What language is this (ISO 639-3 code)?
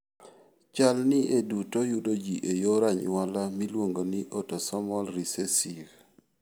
luo